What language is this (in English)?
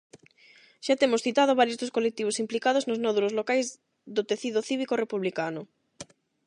Galician